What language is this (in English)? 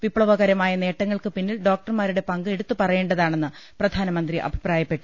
Malayalam